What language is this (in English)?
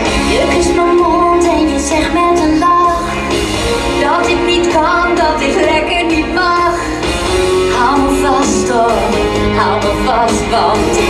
Ukrainian